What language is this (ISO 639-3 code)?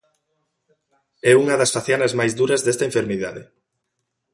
glg